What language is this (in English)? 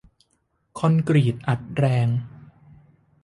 Thai